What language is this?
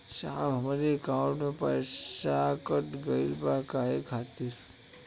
Bhojpuri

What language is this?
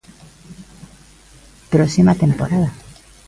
Galician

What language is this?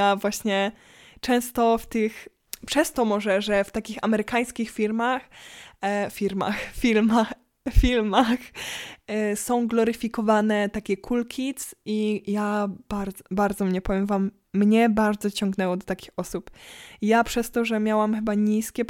Polish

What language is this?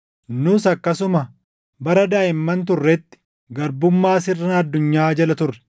Oromo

